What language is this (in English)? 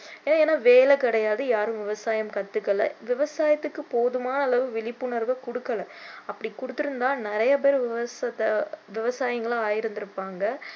Tamil